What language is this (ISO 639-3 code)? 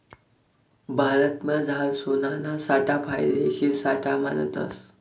mar